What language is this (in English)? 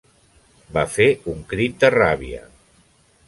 Catalan